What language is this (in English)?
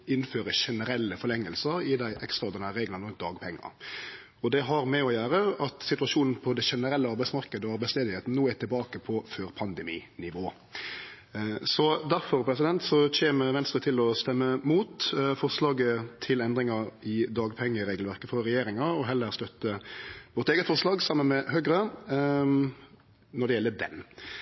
Norwegian Nynorsk